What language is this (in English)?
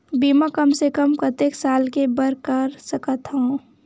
Chhattisgarhi